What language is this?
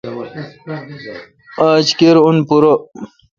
Kalkoti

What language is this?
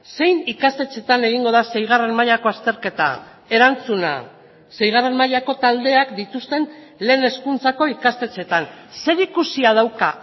Basque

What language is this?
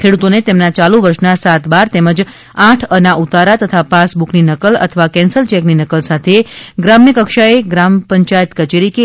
Gujarati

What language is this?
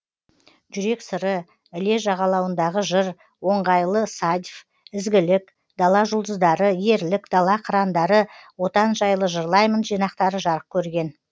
Kazakh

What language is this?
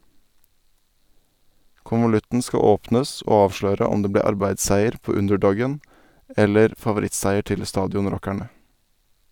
Norwegian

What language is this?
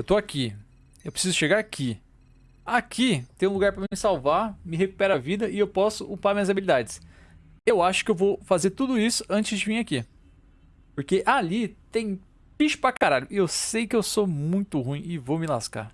Portuguese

